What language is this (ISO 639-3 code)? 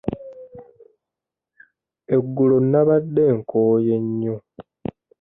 lug